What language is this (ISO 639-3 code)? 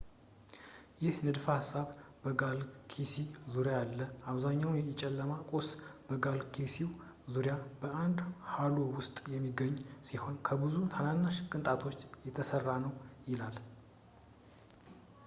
amh